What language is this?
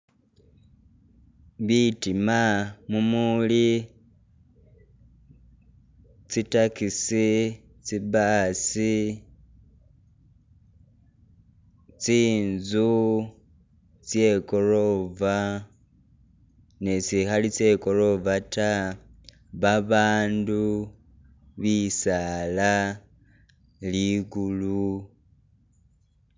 Masaaba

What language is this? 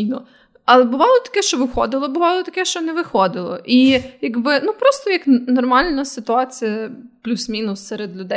Ukrainian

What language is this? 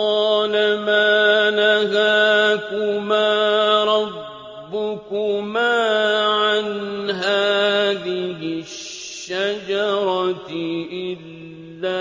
Arabic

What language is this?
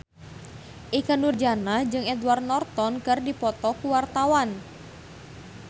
Sundanese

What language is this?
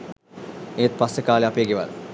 Sinhala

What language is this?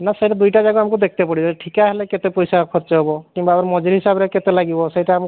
Odia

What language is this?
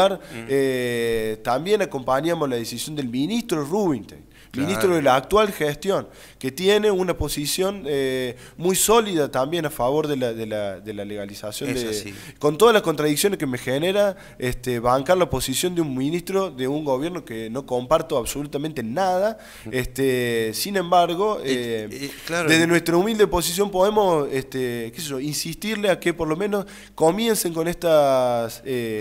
Spanish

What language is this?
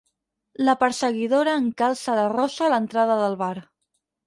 Catalan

